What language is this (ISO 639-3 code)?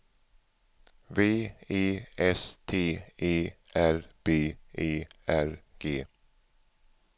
swe